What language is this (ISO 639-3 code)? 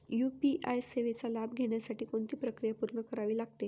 mar